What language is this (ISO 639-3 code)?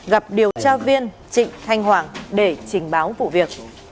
vie